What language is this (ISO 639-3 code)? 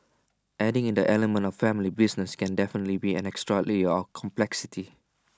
eng